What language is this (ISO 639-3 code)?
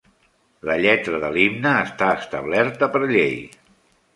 cat